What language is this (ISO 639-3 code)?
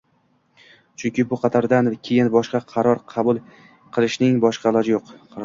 uzb